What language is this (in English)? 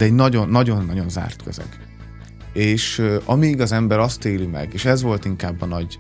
Hungarian